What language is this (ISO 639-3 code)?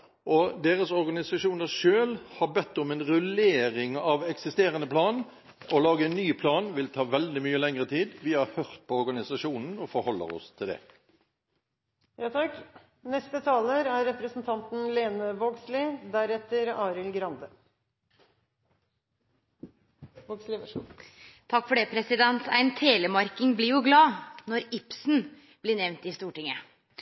nor